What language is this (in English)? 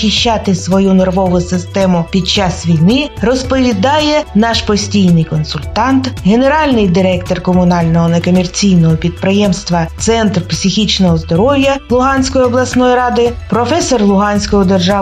Ukrainian